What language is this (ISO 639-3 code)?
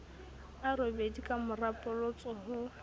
sot